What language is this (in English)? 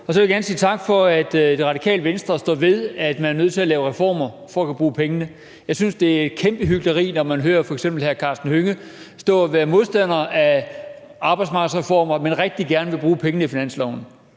Danish